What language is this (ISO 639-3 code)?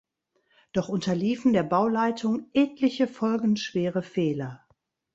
deu